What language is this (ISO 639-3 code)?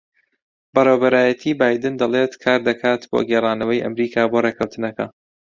ckb